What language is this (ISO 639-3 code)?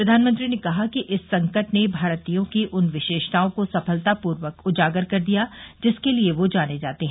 hin